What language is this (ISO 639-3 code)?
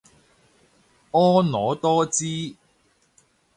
yue